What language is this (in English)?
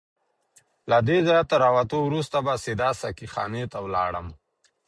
Pashto